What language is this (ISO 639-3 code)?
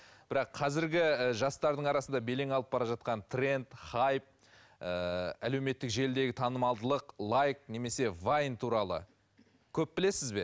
kaz